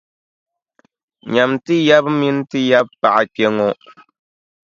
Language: Dagbani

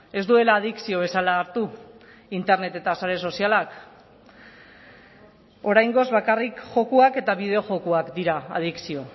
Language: Basque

